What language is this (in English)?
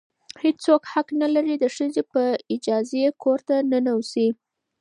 Pashto